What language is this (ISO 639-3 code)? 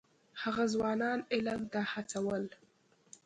pus